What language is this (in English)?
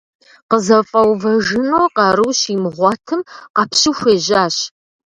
Kabardian